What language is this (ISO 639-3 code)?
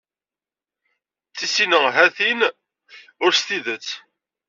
kab